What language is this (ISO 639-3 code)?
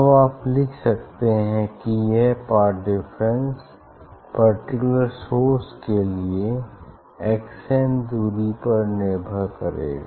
hin